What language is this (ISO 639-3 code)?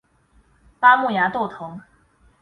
zho